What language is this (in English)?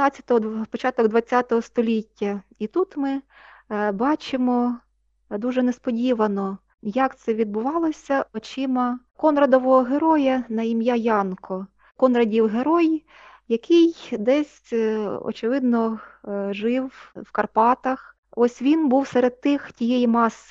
Ukrainian